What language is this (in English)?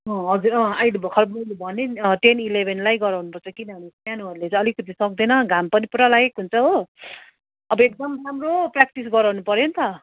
Nepali